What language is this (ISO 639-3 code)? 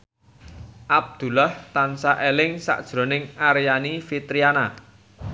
jav